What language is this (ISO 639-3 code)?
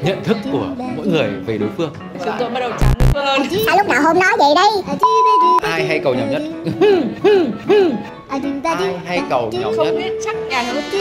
vie